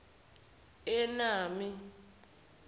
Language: Zulu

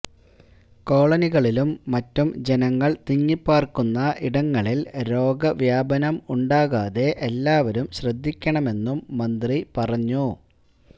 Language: Malayalam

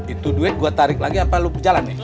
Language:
Indonesian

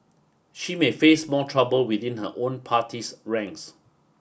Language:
English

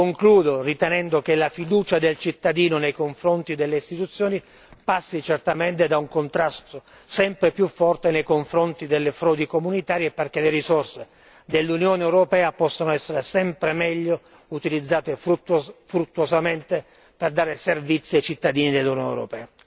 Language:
Italian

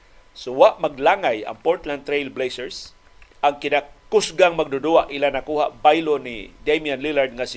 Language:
Filipino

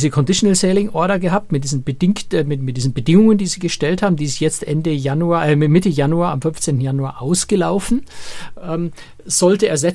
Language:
German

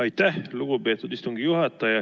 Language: Estonian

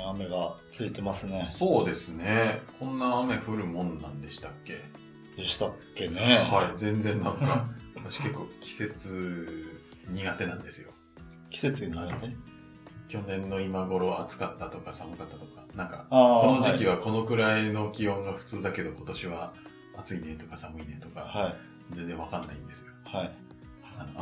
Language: Japanese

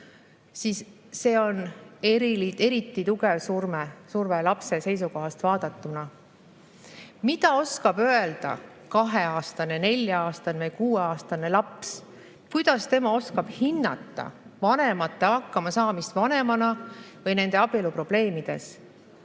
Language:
Estonian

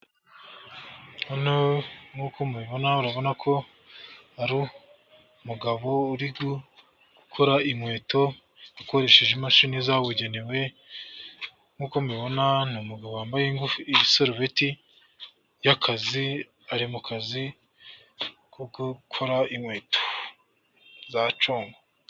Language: Kinyarwanda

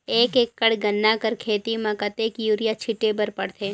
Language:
Chhattisgarhi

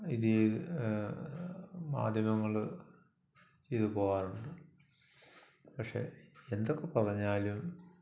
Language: Malayalam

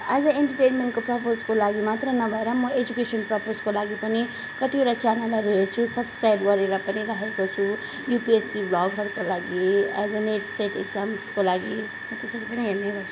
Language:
Nepali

